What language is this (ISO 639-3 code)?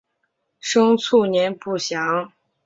zho